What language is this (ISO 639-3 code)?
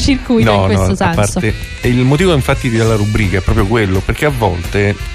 ita